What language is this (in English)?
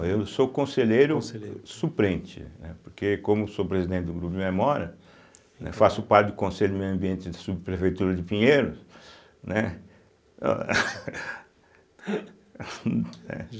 Portuguese